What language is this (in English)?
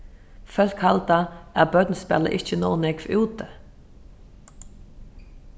Faroese